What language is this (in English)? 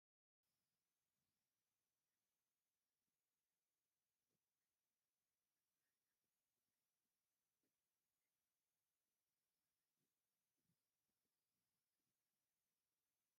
Tigrinya